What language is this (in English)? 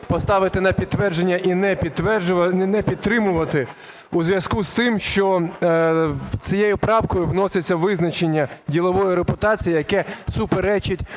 Ukrainian